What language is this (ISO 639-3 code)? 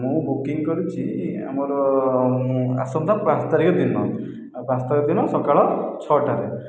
ori